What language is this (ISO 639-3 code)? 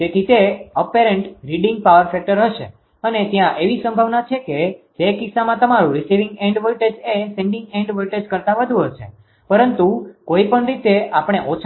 guj